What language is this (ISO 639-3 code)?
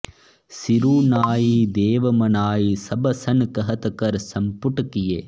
san